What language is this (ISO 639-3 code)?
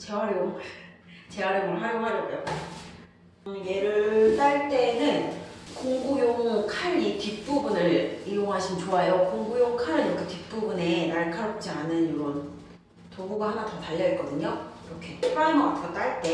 kor